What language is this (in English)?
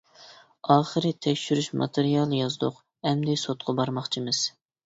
Uyghur